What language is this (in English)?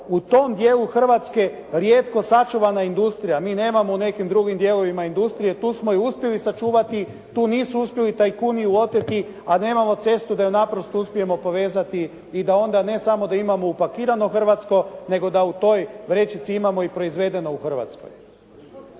Croatian